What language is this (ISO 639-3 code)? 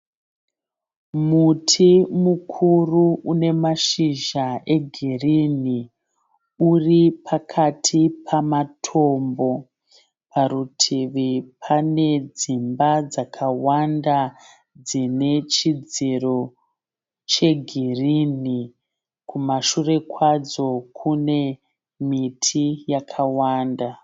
sna